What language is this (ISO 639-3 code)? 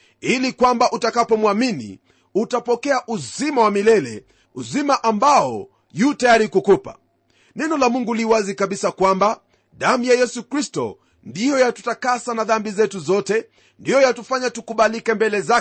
swa